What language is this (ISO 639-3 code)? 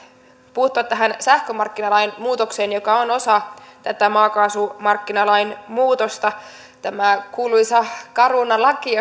fin